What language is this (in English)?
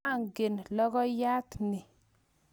Kalenjin